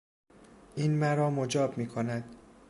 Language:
Persian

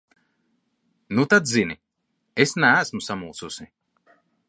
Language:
Latvian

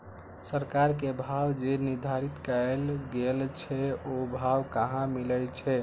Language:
Maithili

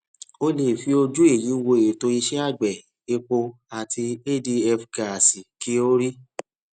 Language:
Yoruba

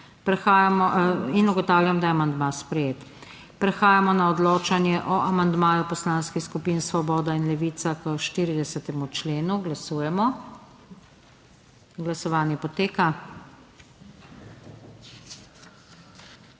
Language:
Slovenian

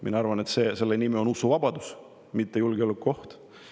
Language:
Estonian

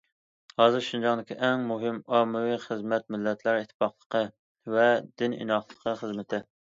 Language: Uyghur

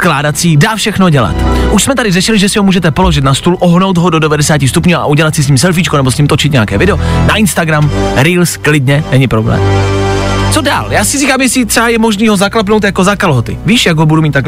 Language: Czech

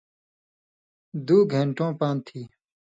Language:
Indus Kohistani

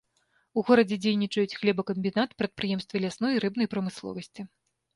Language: Belarusian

